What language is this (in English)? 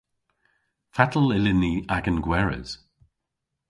Cornish